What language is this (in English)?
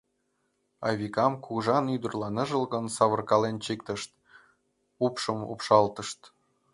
Mari